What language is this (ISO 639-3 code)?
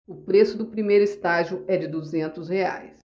por